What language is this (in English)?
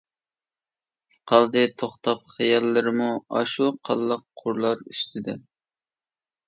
Uyghur